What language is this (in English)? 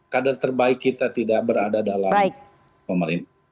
Indonesian